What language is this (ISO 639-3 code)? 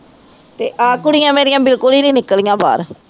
pan